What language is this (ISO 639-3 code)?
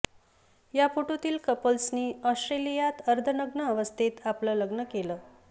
mar